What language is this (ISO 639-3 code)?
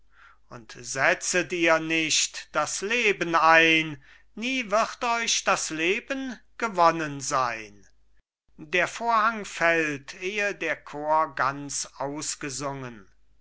deu